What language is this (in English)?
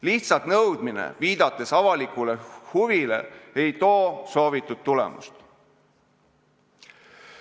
Estonian